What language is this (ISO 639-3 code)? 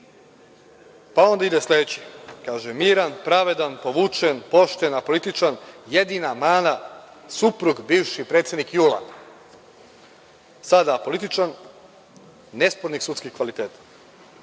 srp